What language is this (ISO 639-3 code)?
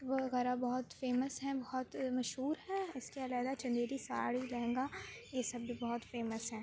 urd